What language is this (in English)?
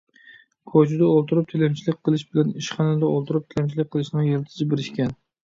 Uyghur